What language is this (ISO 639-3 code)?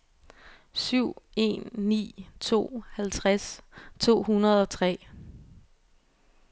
dan